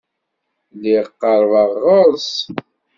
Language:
Kabyle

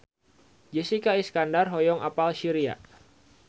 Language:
Sundanese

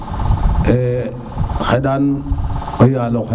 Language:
Serer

